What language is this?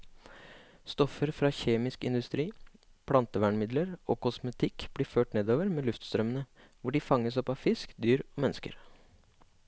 Norwegian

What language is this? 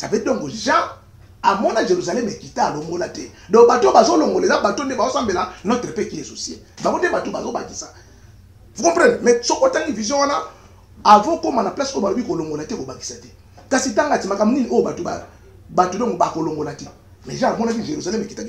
French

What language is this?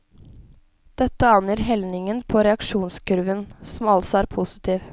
Norwegian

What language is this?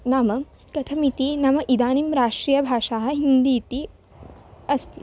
Sanskrit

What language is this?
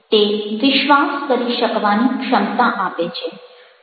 Gujarati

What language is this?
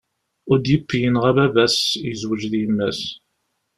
Kabyle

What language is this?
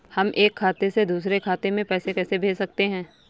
Hindi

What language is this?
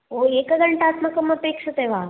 Sanskrit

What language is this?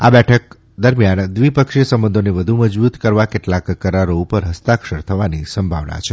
Gujarati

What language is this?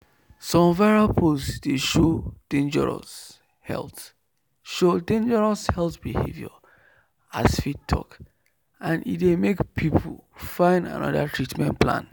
Nigerian Pidgin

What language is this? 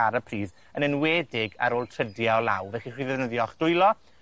Welsh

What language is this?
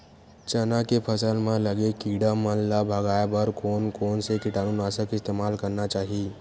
Chhattisgarhi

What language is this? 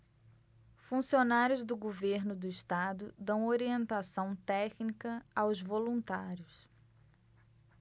Portuguese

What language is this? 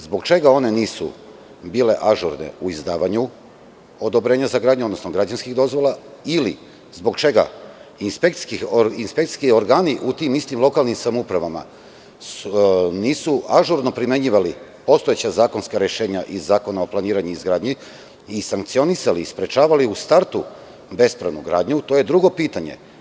Serbian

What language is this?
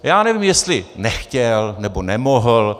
Czech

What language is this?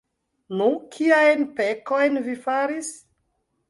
Esperanto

